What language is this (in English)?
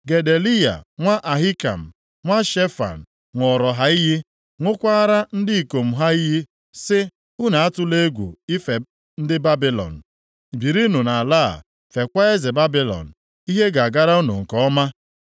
Igbo